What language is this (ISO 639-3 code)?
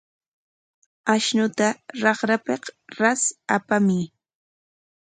qwa